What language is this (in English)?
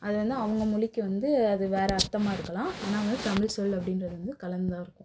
Tamil